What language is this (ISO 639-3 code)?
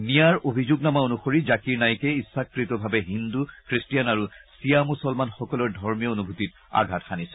asm